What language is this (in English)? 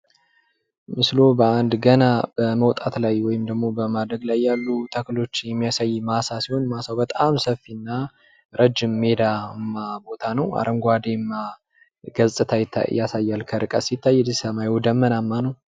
Amharic